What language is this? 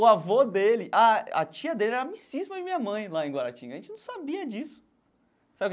Portuguese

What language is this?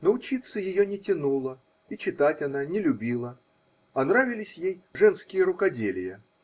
Russian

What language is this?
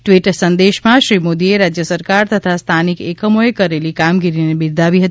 Gujarati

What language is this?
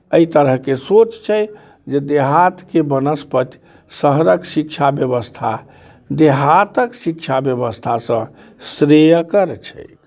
Maithili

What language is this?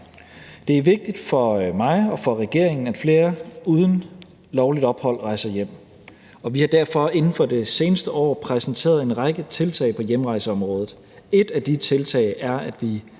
Danish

